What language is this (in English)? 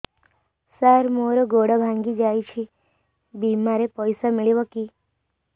Odia